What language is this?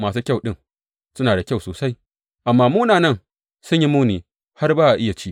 Hausa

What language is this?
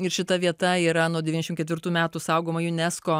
Lithuanian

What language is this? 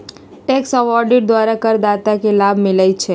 Magahi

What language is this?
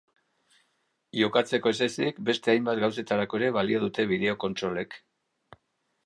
Basque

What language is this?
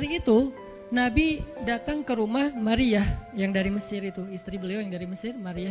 Indonesian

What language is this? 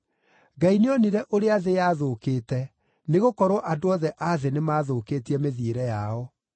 Kikuyu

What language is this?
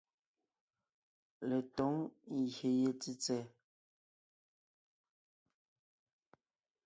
Ngiemboon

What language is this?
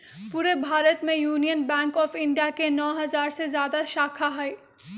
Magahi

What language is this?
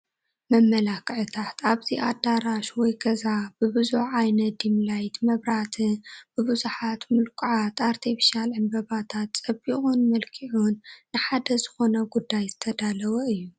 Tigrinya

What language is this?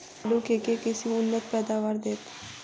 Maithili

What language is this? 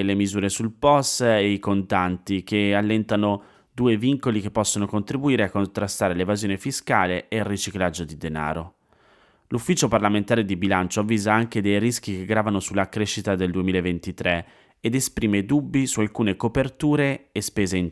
Italian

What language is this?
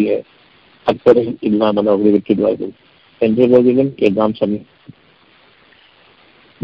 Tamil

